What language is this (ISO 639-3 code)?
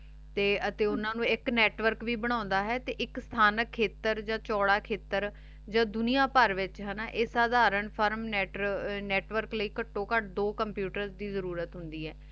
pan